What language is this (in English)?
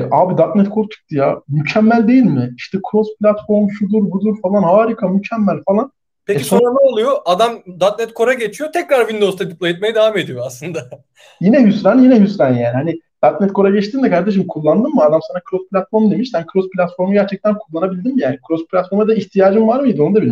Turkish